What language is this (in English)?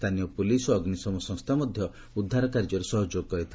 Odia